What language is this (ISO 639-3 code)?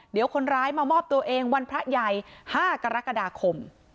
tha